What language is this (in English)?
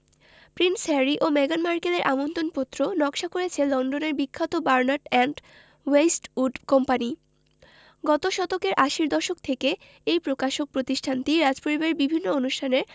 Bangla